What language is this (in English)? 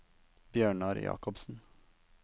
Norwegian